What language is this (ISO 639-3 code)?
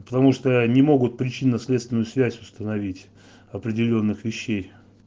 rus